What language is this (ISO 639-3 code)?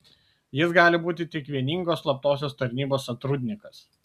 lit